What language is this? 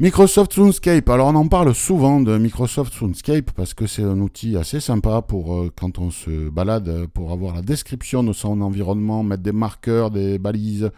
French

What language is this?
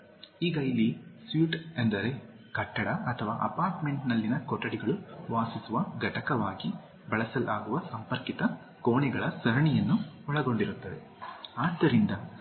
Kannada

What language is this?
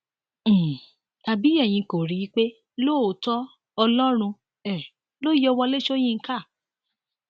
Yoruba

